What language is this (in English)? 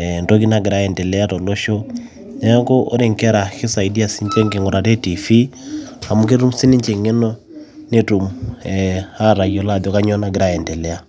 Masai